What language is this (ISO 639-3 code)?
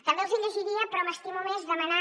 cat